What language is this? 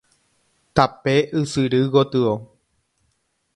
Guarani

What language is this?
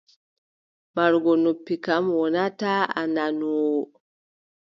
Adamawa Fulfulde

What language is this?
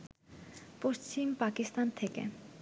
Bangla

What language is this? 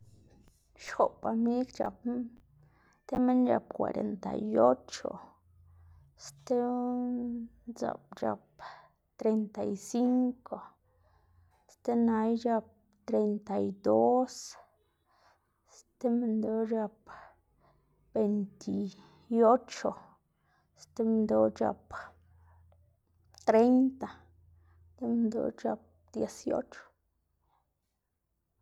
Xanaguía Zapotec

